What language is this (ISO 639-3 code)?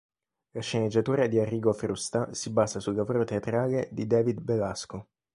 ita